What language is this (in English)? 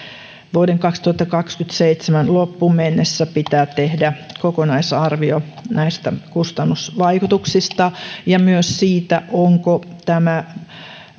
Finnish